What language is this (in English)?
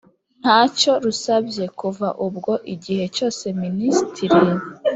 Kinyarwanda